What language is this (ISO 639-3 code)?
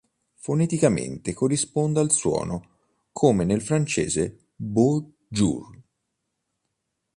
ita